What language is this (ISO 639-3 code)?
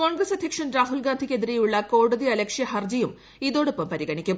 mal